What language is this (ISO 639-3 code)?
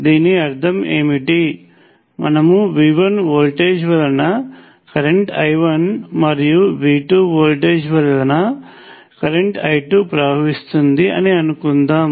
tel